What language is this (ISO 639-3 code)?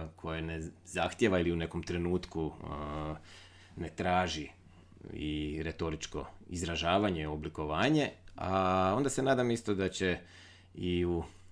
hrv